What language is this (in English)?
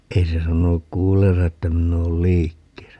Finnish